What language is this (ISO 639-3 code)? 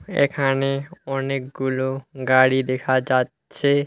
ben